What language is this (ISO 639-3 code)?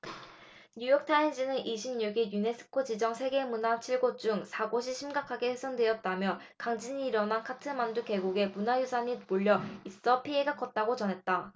kor